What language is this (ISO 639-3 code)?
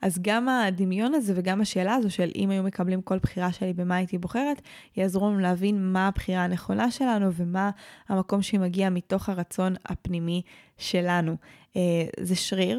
heb